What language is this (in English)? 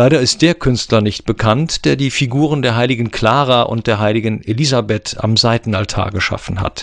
German